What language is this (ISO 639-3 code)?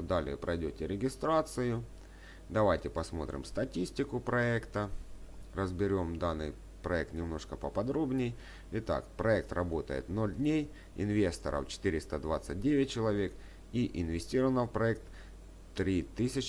rus